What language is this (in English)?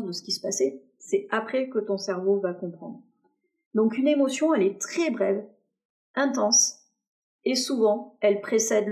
French